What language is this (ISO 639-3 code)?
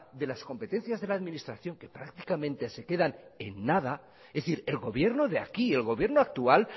spa